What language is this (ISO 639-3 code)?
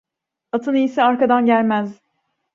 tur